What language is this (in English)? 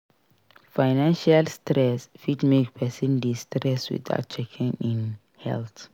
Nigerian Pidgin